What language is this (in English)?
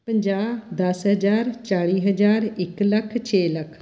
Punjabi